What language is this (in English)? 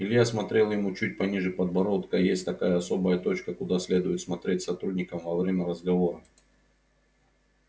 Russian